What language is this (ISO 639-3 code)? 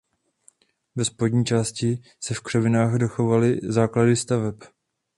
ces